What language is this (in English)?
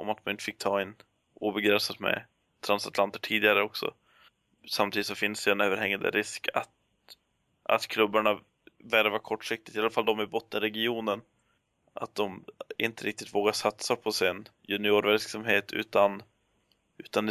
Swedish